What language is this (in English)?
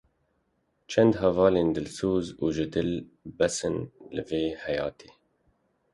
Kurdish